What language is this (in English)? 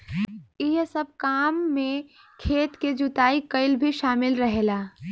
Bhojpuri